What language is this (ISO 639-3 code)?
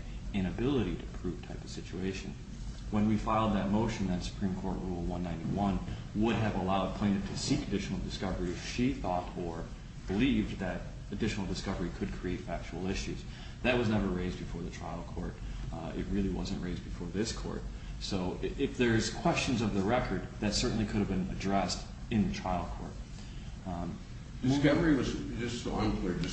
eng